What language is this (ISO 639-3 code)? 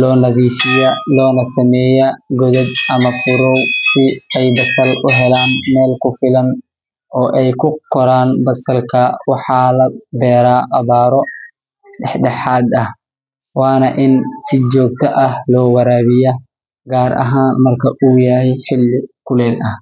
som